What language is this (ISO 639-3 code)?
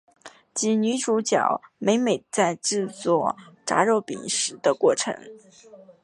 zho